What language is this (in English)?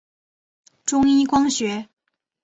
Chinese